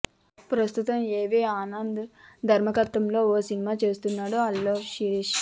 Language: Telugu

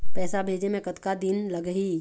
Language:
Chhattisgarhi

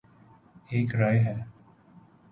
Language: Urdu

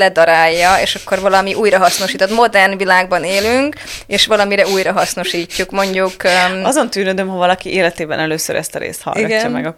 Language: Hungarian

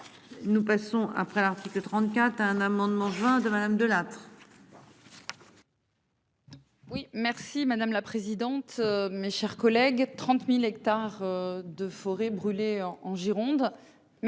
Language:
French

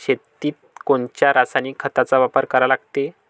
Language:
Marathi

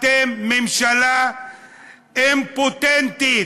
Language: Hebrew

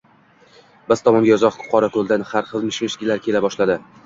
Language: Uzbek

